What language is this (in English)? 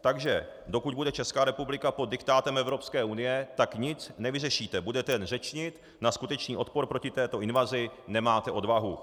Czech